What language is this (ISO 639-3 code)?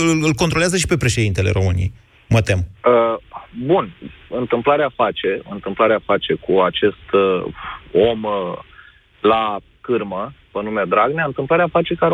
ron